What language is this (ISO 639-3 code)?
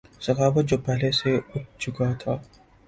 urd